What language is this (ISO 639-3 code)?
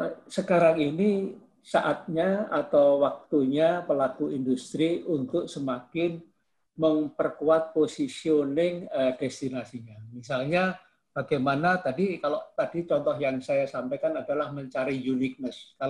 ind